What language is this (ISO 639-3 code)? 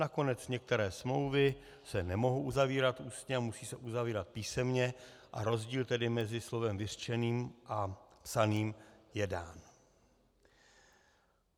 ces